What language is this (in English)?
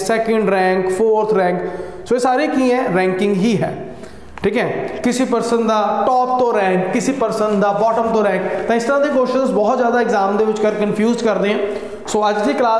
Hindi